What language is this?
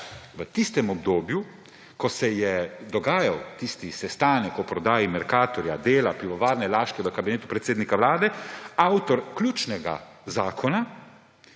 Slovenian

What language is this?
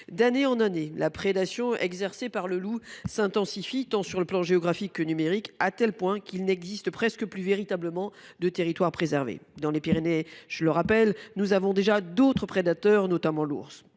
French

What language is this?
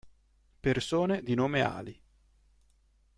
Italian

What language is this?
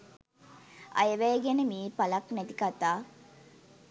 Sinhala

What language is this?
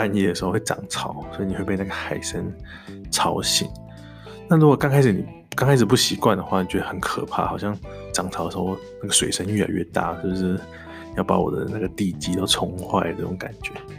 Chinese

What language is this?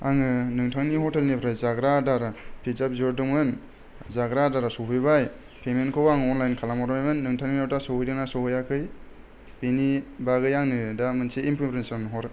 Bodo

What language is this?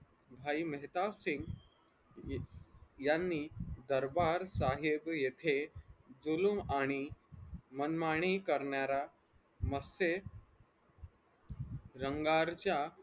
Marathi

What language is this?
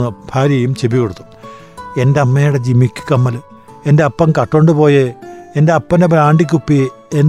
Malayalam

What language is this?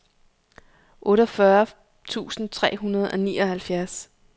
Danish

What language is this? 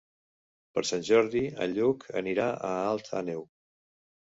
Catalan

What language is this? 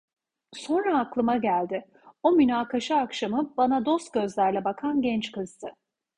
Turkish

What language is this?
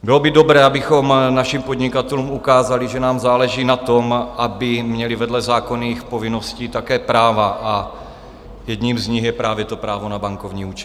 Czech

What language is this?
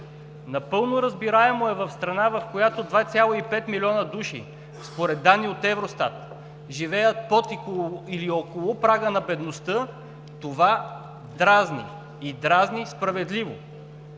Bulgarian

